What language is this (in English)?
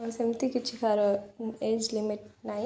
Odia